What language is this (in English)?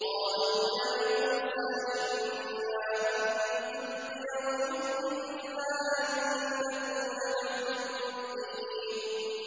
Arabic